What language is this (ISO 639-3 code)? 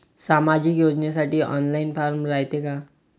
mar